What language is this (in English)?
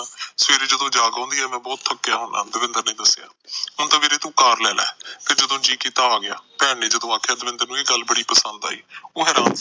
Punjabi